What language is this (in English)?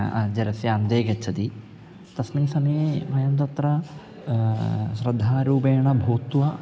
Sanskrit